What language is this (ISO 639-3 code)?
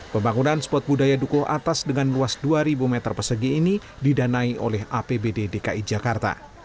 ind